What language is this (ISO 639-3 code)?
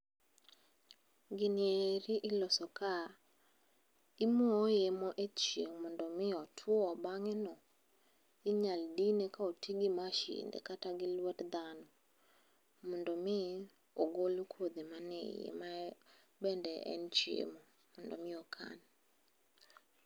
luo